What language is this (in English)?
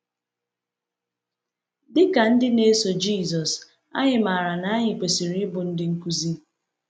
Igbo